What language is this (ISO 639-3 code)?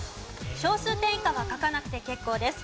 jpn